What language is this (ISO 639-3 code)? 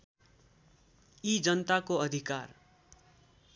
nep